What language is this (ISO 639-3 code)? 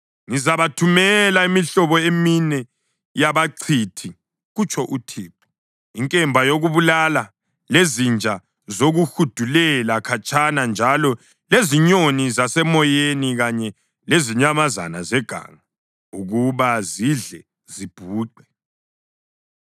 nde